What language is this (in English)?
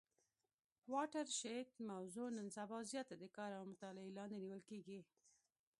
Pashto